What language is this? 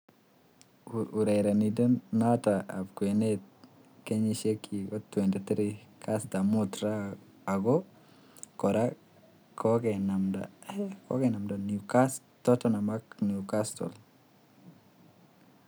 Kalenjin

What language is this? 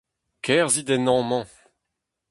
Breton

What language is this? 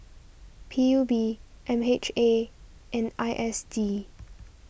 English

